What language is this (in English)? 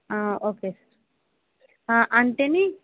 Telugu